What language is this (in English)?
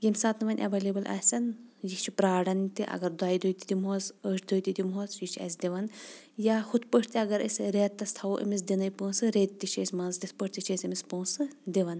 Kashmiri